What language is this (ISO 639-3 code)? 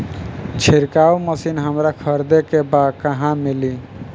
bho